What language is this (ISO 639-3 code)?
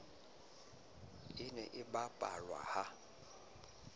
sot